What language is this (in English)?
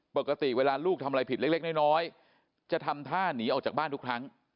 Thai